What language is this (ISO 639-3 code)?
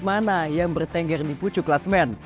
ind